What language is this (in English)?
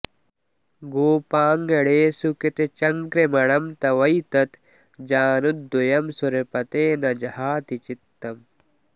Sanskrit